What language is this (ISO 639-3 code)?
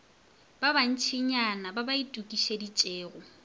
nso